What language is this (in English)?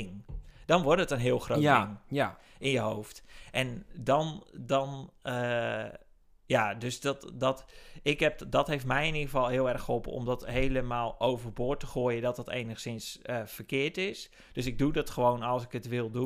Dutch